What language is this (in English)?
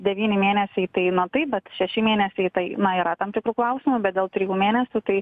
Lithuanian